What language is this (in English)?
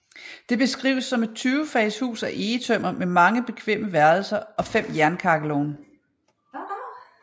Danish